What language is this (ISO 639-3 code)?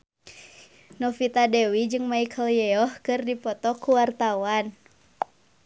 sun